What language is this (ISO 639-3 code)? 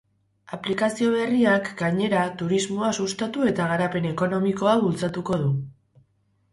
eus